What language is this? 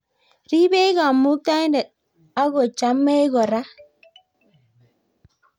Kalenjin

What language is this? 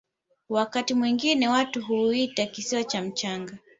Swahili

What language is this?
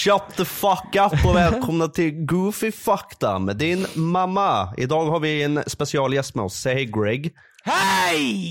Swedish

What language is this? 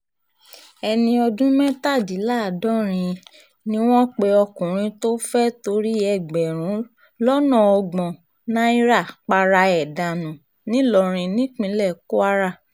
Yoruba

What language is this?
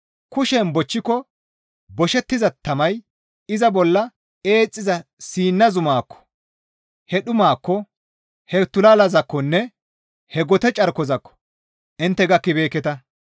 Gamo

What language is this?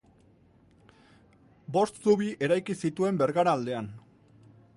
Basque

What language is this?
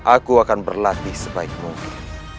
Indonesian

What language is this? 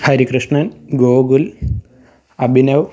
Malayalam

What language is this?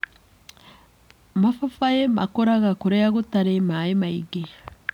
Kikuyu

